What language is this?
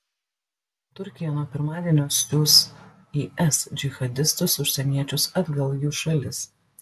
Lithuanian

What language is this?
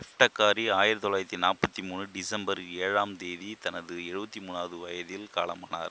Tamil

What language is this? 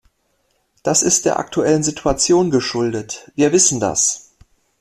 German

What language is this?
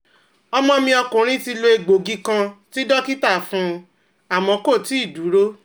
Yoruba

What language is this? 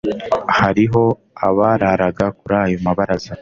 Kinyarwanda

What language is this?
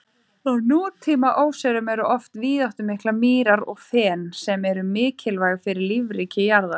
Icelandic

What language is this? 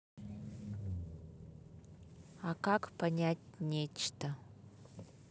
Russian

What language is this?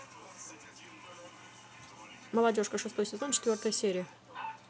Russian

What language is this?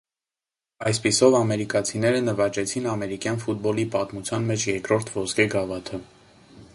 Armenian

